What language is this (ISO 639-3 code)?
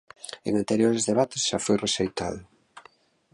glg